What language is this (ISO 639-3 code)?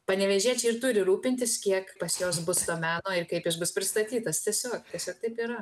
lit